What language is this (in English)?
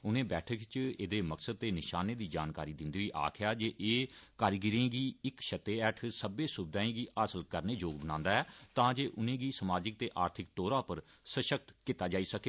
Dogri